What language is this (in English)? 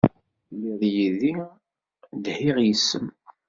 Kabyle